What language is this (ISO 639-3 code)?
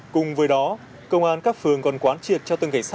vie